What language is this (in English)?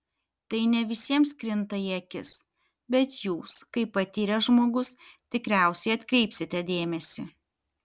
Lithuanian